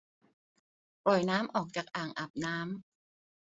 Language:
Thai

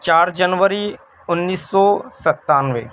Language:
Urdu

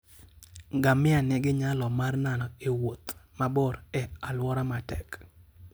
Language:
Luo (Kenya and Tanzania)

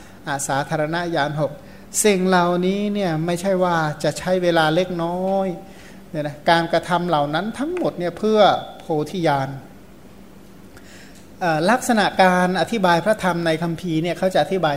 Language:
Thai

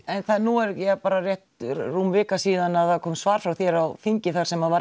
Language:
Icelandic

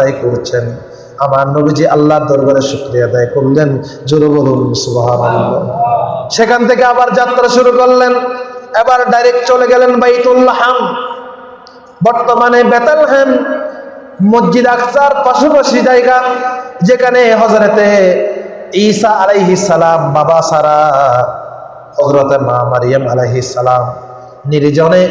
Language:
Bangla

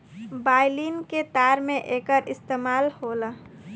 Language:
Bhojpuri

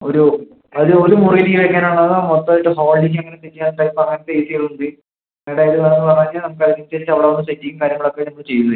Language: Malayalam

